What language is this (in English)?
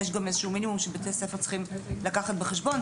Hebrew